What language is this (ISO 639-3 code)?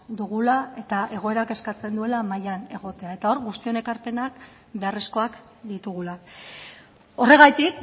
eus